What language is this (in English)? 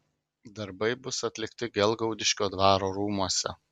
Lithuanian